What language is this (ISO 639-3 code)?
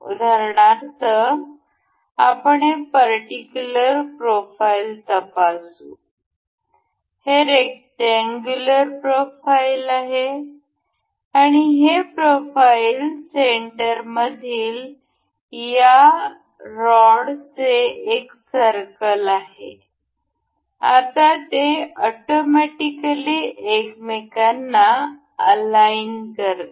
mar